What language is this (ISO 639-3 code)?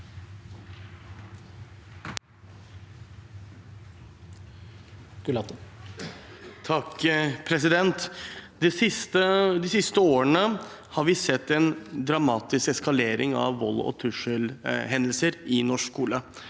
nor